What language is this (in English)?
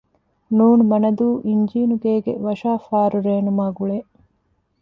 Divehi